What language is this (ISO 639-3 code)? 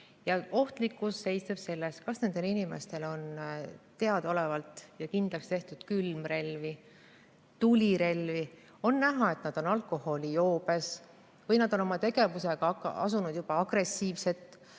est